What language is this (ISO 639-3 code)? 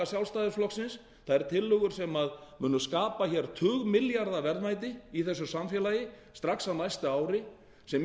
isl